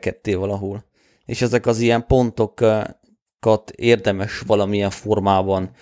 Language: Hungarian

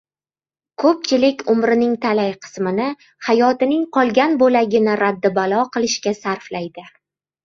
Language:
Uzbek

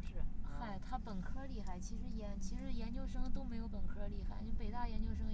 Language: Chinese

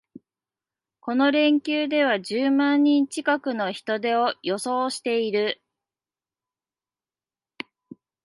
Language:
Japanese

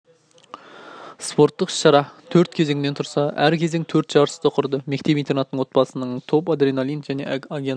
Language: Kazakh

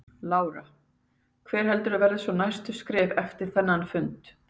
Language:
Icelandic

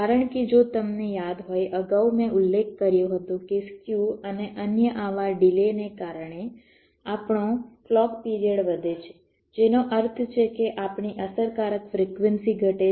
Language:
Gujarati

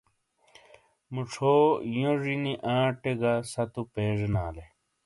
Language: Shina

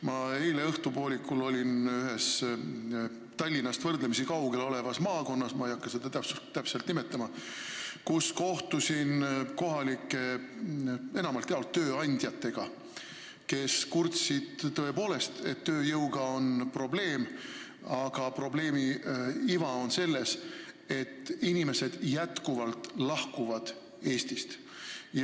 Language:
Estonian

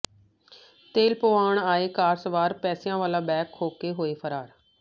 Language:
Punjabi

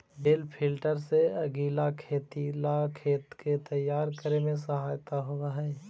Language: Magahi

